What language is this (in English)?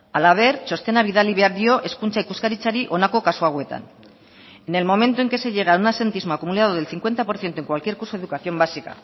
Spanish